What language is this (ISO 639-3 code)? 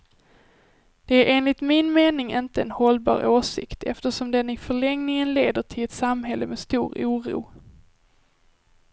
swe